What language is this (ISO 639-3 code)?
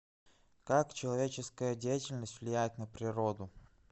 rus